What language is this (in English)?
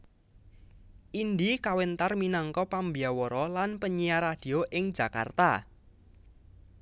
Javanese